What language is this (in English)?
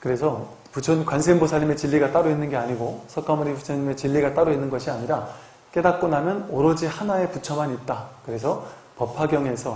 Korean